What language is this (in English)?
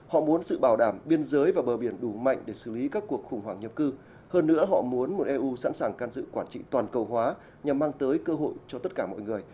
Vietnamese